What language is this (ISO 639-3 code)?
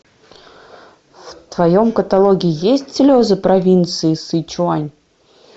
rus